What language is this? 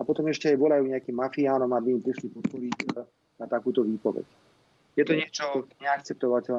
Czech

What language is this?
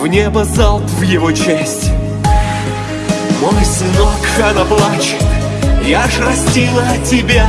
Russian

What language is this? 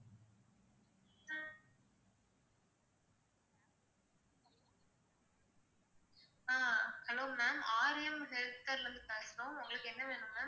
Tamil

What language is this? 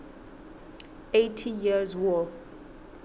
Southern Sotho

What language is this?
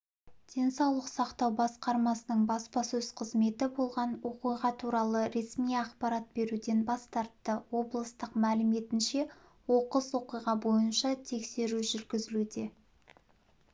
Kazakh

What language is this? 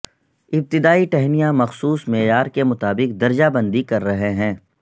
Urdu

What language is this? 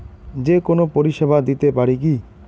Bangla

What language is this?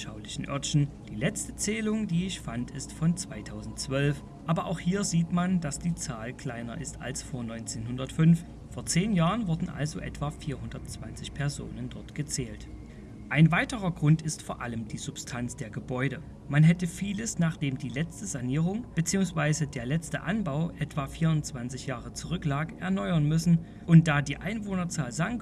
German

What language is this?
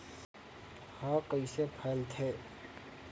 Chhattisgarhi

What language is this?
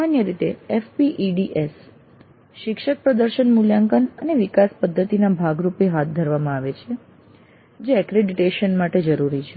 Gujarati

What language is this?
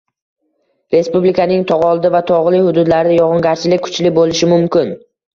Uzbek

